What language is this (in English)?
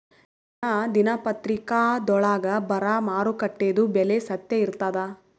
Kannada